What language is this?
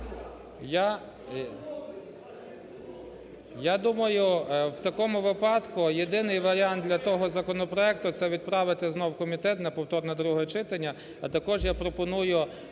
Ukrainian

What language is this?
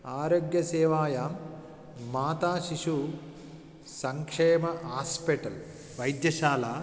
Sanskrit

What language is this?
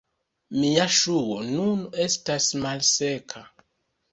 Esperanto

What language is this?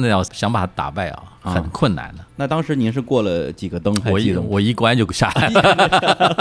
Chinese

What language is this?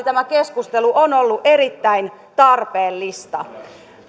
Finnish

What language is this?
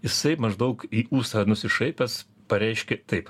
Lithuanian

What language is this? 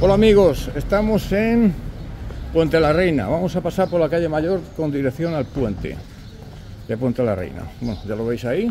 Spanish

